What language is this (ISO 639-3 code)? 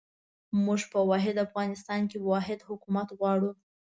pus